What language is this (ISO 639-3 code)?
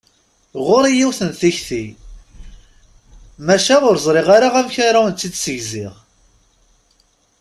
kab